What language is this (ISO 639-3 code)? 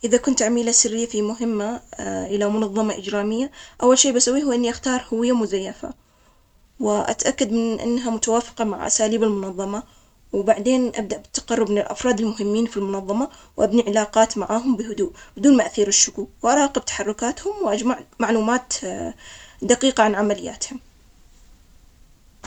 acx